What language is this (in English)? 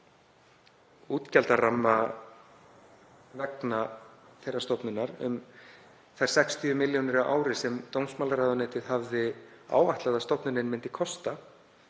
Icelandic